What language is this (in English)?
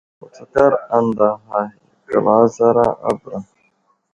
Wuzlam